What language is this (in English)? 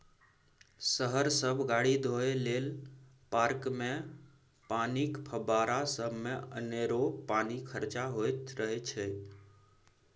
Maithili